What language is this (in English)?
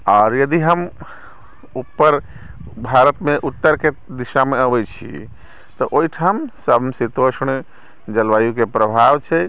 Maithili